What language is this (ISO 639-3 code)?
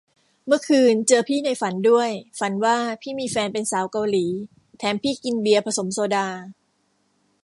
tha